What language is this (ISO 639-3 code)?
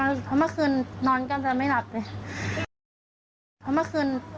tha